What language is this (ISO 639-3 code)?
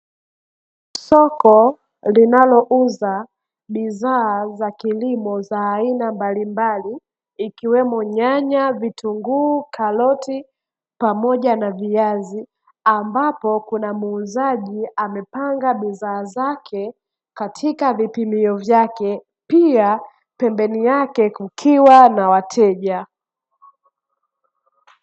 swa